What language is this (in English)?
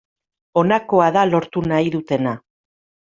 Basque